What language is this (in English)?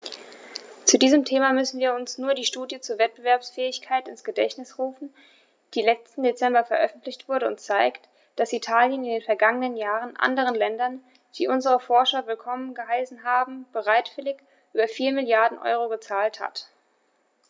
German